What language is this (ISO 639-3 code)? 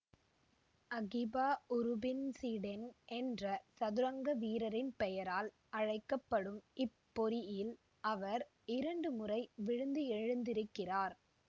tam